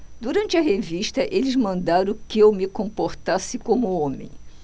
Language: Portuguese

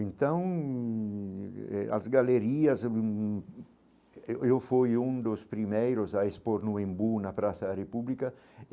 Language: Portuguese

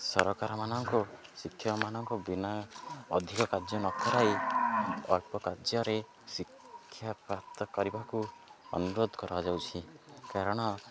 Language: Odia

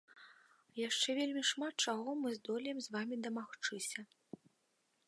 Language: Belarusian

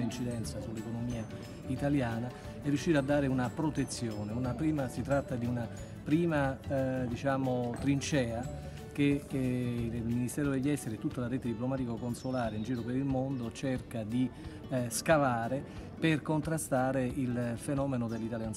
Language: Italian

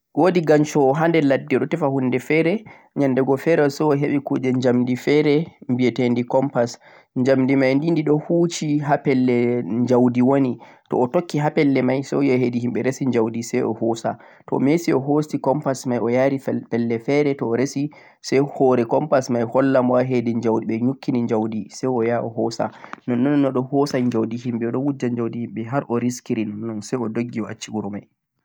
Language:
Central-Eastern Niger Fulfulde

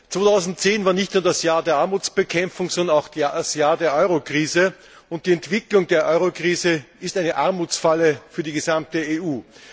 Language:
German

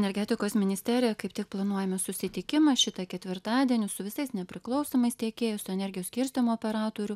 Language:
Lithuanian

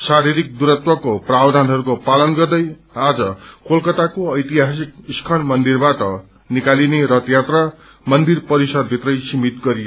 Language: Nepali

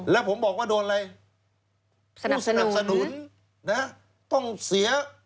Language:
Thai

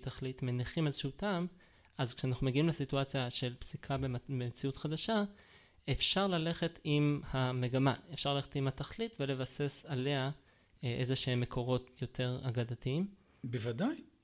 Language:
Hebrew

